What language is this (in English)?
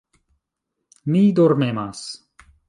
Esperanto